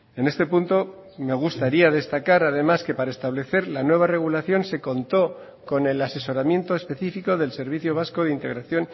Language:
Spanish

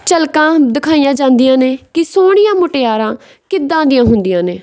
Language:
Punjabi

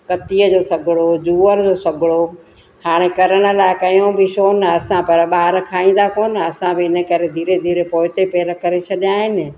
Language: Sindhi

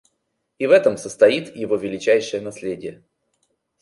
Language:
Russian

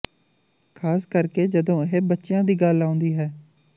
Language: Punjabi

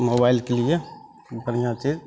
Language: Maithili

